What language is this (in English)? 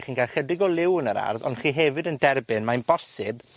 Welsh